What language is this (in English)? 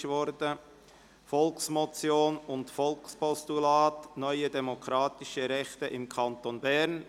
Swiss German